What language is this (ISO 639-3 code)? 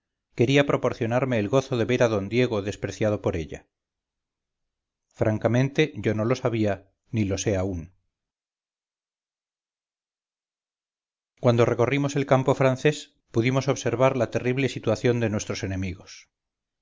spa